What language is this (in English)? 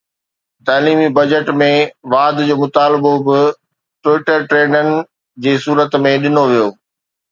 Sindhi